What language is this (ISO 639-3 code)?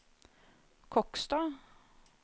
nor